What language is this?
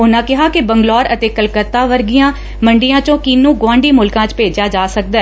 Punjabi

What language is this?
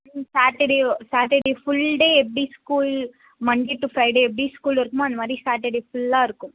Tamil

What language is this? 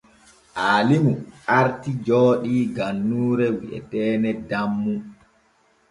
Borgu Fulfulde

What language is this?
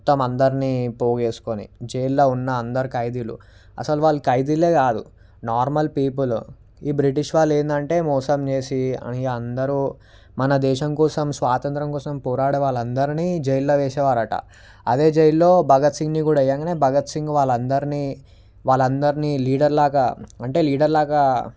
Telugu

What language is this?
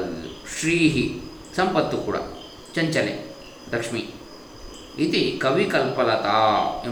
Kannada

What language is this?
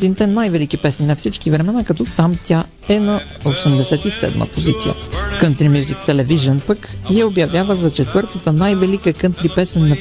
Bulgarian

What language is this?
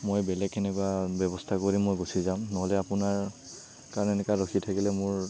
Assamese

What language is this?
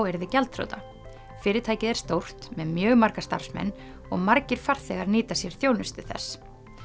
Icelandic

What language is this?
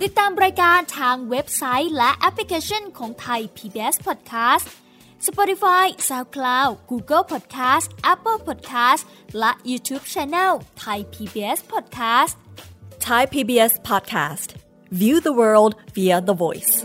Thai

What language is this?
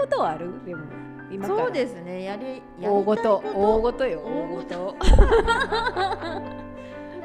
Japanese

